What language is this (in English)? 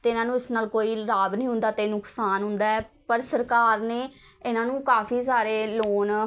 Punjabi